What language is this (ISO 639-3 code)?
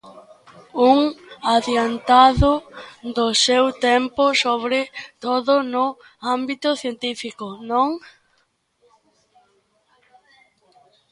glg